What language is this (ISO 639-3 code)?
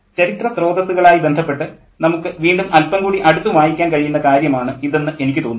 mal